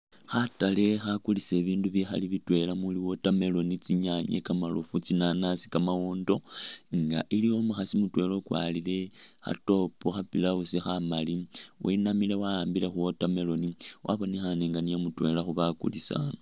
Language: Masaaba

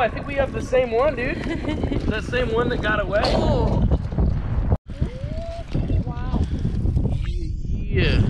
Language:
English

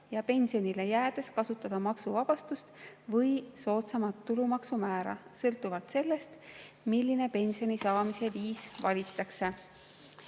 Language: Estonian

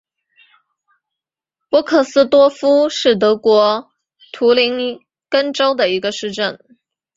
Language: Chinese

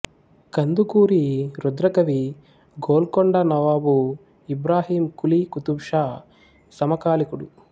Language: Telugu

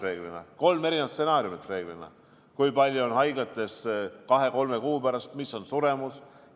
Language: Estonian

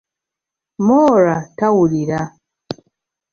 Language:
Ganda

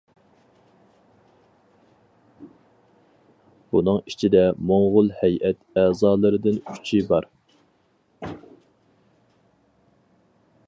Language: Uyghur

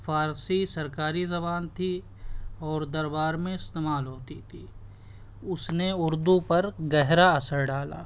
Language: Urdu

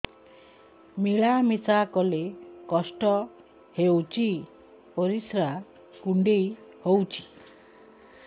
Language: Odia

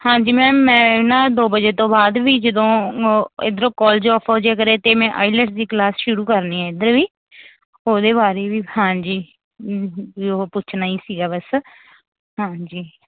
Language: Punjabi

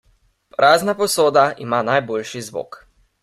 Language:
Slovenian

